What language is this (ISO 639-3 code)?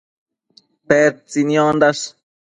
mcf